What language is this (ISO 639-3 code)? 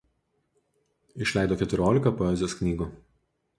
lit